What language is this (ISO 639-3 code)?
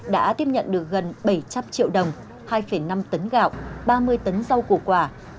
vie